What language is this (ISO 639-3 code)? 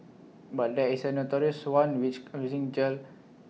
eng